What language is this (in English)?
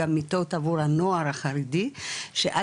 Hebrew